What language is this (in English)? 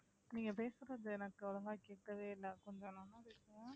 Tamil